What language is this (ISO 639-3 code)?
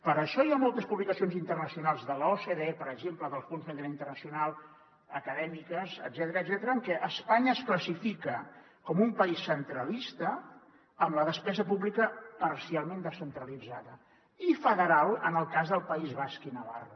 cat